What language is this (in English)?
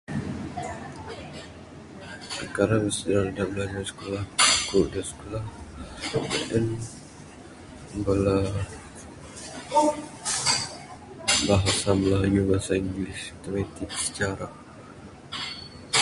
Bukar-Sadung Bidayuh